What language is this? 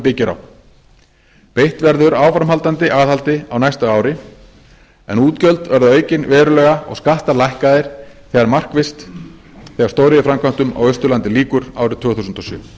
Icelandic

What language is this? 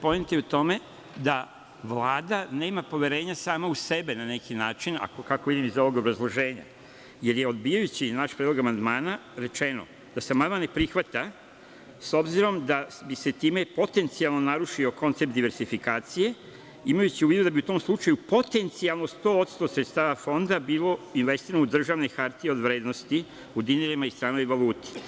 Serbian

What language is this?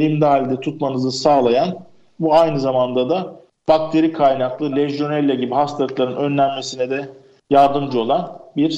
Turkish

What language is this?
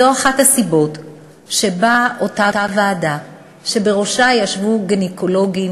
Hebrew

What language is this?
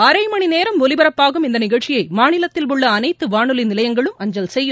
Tamil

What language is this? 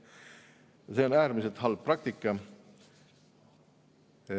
Estonian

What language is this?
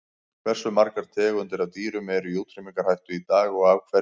Icelandic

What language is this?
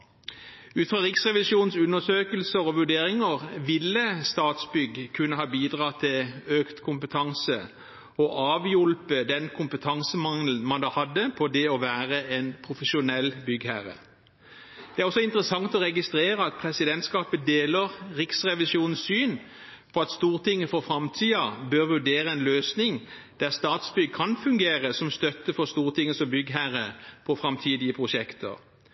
Norwegian Bokmål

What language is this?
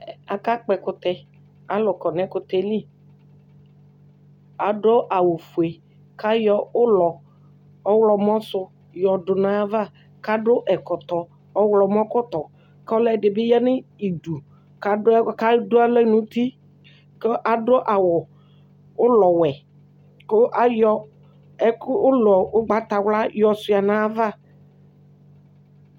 Ikposo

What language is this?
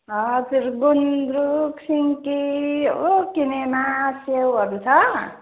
Nepali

